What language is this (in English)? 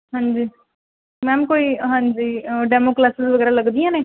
Punjabi